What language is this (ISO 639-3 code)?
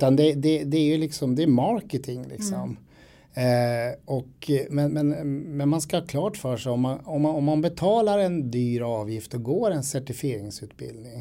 swe